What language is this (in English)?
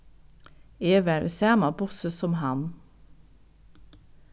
Faroese